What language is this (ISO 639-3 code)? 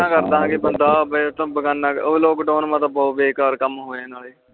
pan